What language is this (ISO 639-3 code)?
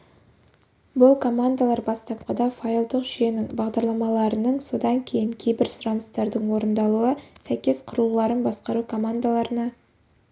kaz